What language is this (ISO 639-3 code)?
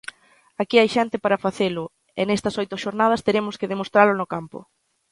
glg